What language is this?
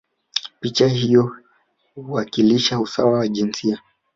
Swahili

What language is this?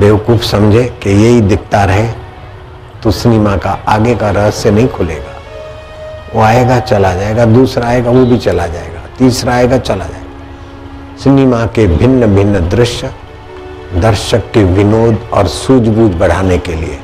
Hindi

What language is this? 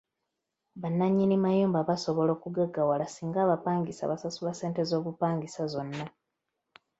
Ganda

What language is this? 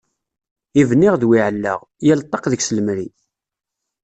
Kabyle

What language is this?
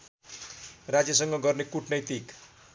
Nepali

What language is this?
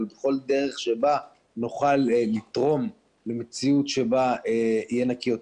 Hebrew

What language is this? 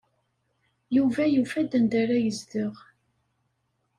Kabyle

